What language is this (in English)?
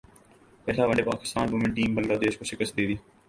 Urdu